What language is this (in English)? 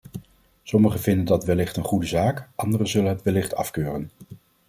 Dutch